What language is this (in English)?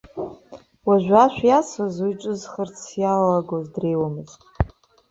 Abkhazian